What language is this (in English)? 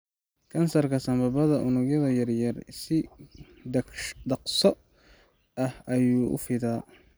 Somali